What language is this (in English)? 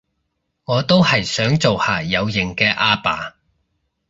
Cantonese